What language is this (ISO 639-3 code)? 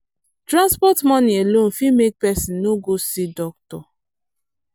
pcm